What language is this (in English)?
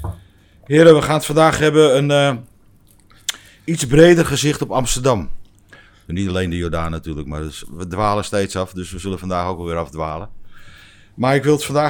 Dutch